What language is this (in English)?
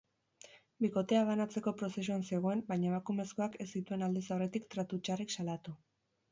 Basque